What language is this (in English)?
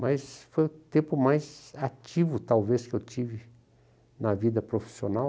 Portuguese